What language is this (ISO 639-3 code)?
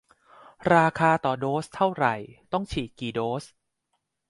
tha